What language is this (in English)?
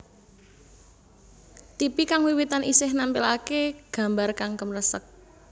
Javanese